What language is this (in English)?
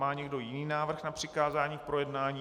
Czech